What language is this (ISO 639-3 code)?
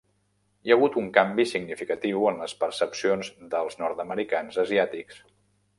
cat